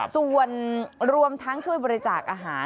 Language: Thai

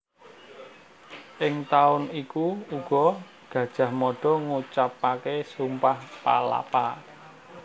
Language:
Javanese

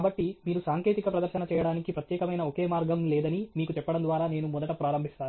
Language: Telugu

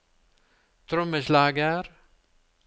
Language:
Norwegian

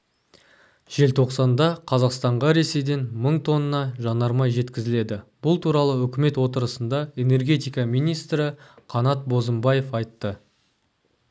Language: Kazakh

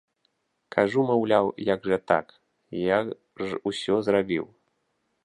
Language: Belarusian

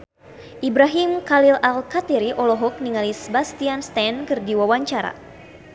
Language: Sundanese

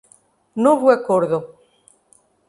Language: Portuguese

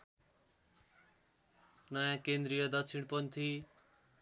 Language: Nepali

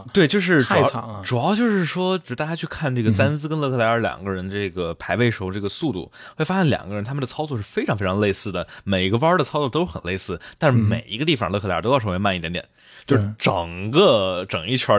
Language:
Chinese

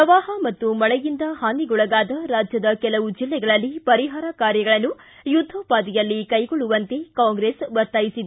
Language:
Kannada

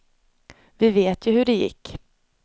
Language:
Swedish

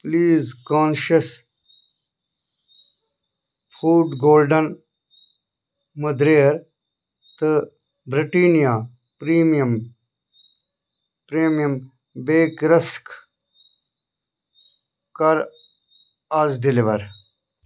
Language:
Kashmiri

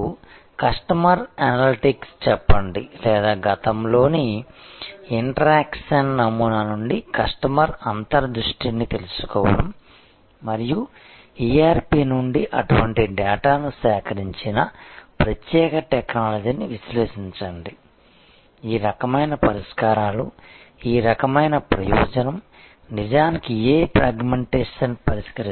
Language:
Telugu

